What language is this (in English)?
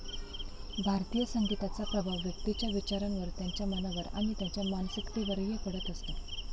Marathi